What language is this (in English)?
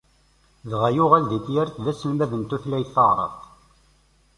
Kabyle